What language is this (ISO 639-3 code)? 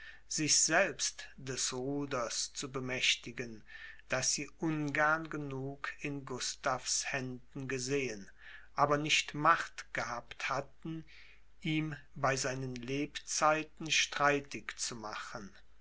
deu